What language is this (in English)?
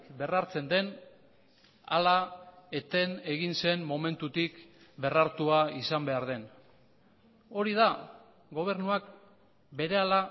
Basque